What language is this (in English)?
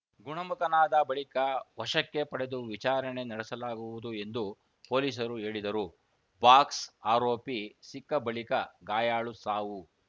Kannada